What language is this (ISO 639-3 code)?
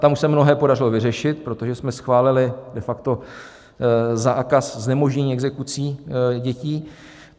ces